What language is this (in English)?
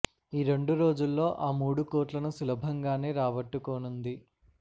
Telugu